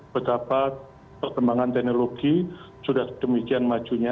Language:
Indonesian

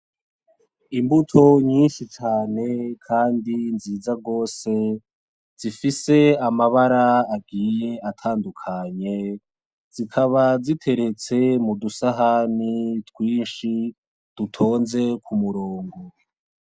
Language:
Rundi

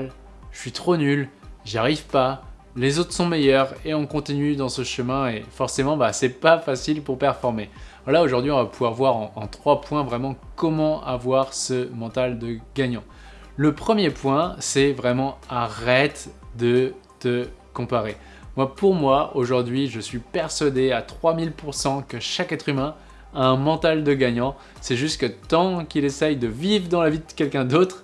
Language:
French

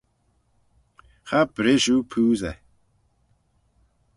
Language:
Manx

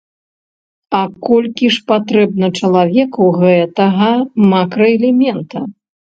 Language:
Belarusian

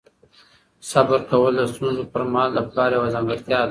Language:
Pashto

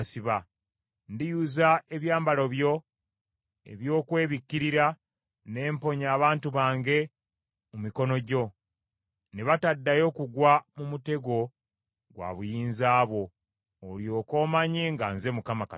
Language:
Ganda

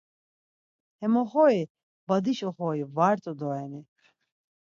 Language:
Laz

